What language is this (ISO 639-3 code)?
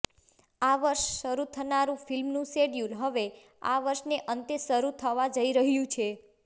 guj